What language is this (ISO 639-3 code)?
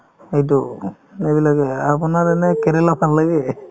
asm